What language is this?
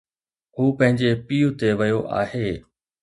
Sindhi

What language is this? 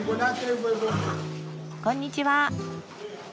Japanese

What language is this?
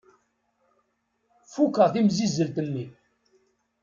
Kabyle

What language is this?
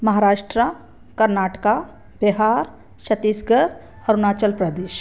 Sindhi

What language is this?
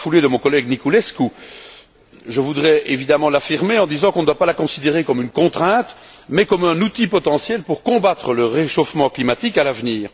French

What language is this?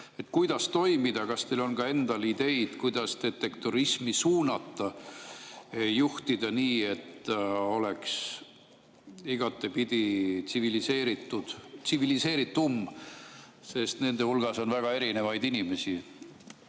Estonian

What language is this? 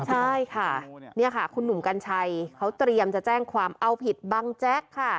Thai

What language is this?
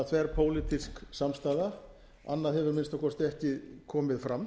Icelandic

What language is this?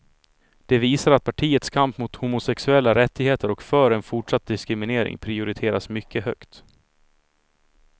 Swedish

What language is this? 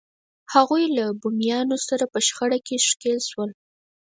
Pashto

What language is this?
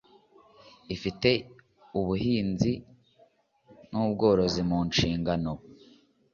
Kinyarwanda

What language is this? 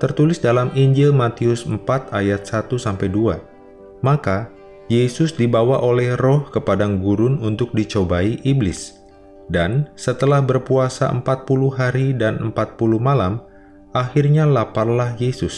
Indonesian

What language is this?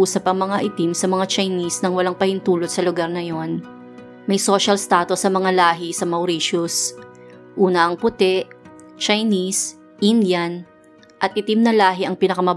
Filipino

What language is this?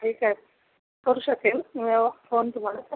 Marathi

